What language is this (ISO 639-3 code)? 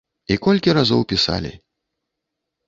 bel